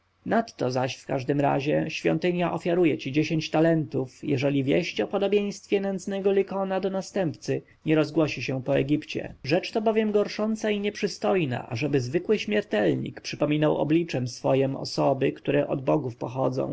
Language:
Polish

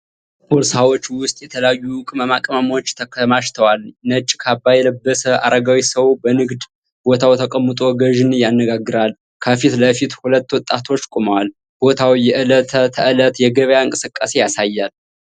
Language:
Amharic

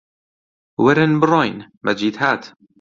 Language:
Central Kurdish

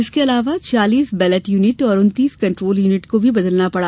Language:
Hindi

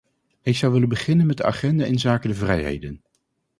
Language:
Dutch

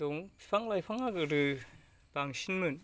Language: Bodo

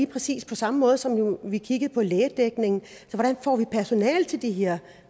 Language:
Danish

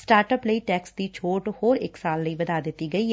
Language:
Punjabi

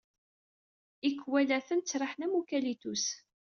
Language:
Kabyle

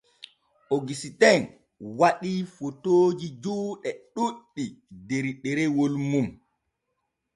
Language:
Borgu Fulfulde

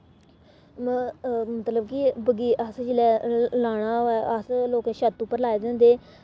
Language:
Dogri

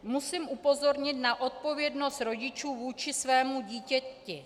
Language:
Czech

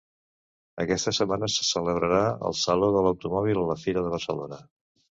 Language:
Catalan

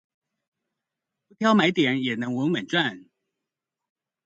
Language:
Chinese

